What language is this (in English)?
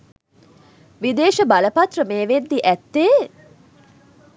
Sinhala